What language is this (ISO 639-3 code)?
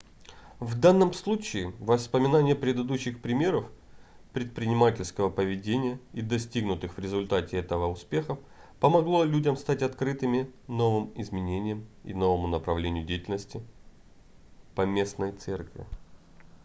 rus